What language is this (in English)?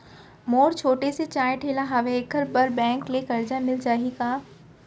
Chhattisgarhi